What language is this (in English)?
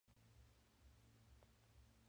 Spanish